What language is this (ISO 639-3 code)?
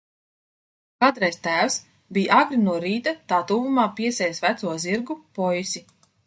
lav